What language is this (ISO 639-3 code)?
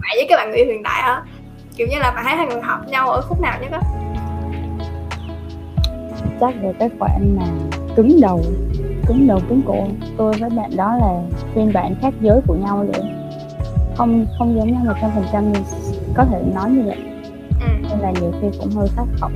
vie